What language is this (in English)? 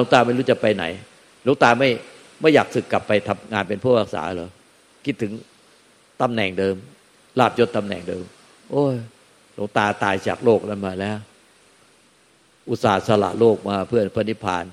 Thai